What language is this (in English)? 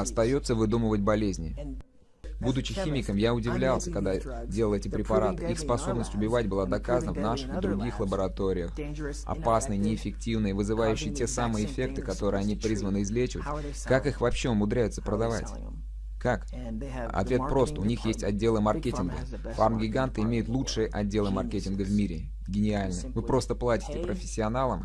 Russian